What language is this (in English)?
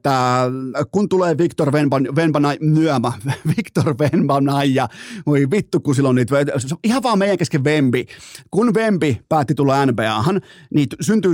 Finnish